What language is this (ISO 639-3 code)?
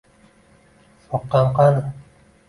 uzb